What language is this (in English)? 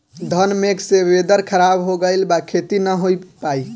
Bhojpuri